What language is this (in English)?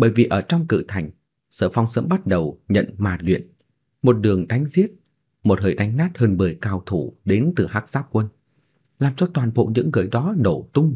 Vietnamese